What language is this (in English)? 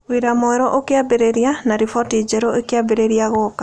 Kikuyu